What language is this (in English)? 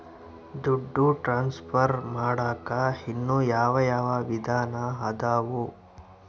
Kannada